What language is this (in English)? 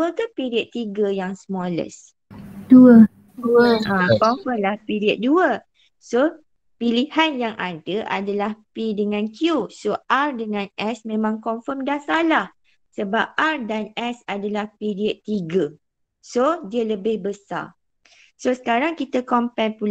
Malay